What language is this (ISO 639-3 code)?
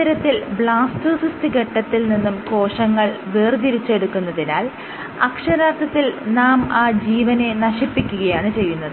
mal